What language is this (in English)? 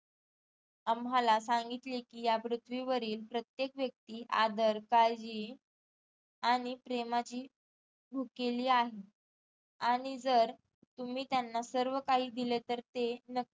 Marathi